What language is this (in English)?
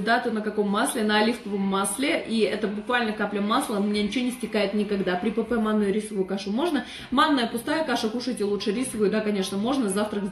Russian